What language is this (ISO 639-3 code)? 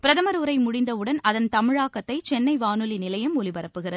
tam